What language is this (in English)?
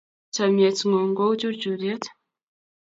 Kalenjin